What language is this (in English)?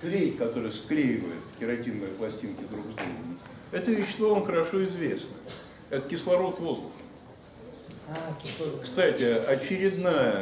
Russian